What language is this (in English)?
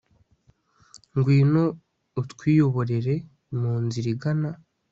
Kinyarwanda